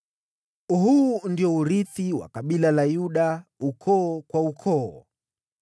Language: Swahili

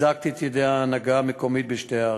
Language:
Hebrew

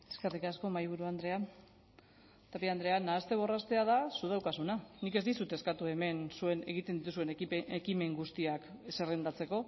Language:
Basque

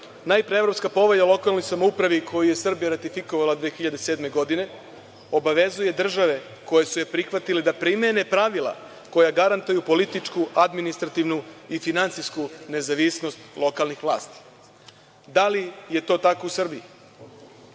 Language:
Serbian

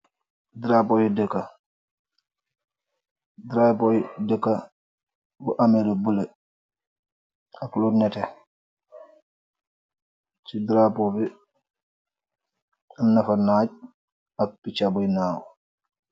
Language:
Wolof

